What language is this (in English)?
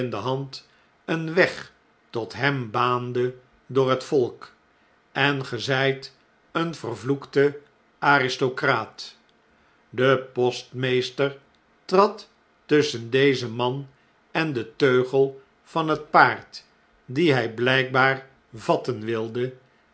Dutch